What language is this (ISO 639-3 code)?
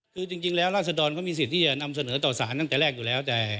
tha